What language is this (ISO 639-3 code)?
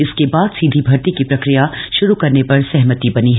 hin